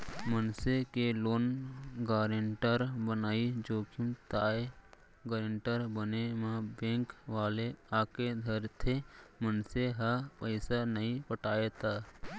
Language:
Chhattisgarhi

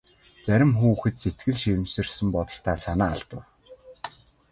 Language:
Mongolian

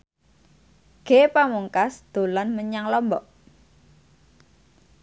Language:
Javanese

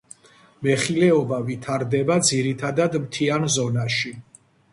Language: Georgian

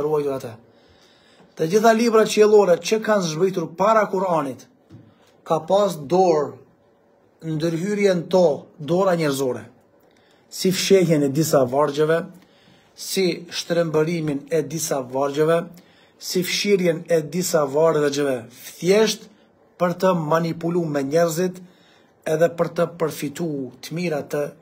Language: Arabic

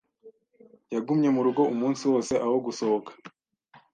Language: Kinyarwanda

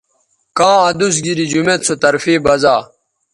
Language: Bateri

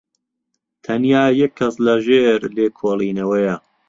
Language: Central Kurdish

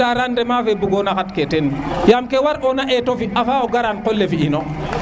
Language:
Serer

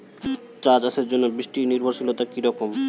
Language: Bangla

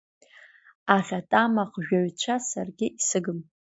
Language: Abkhazian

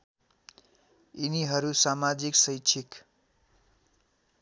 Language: Nepali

